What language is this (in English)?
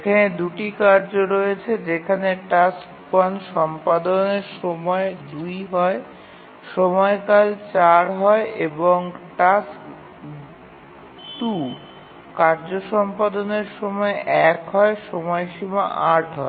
Bangla